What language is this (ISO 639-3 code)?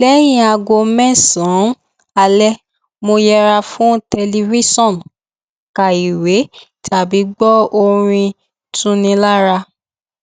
yor